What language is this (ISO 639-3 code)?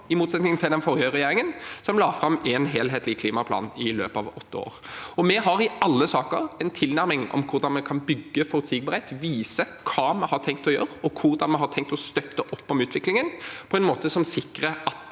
nor